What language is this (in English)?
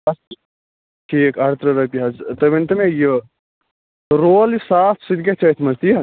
Kashmiri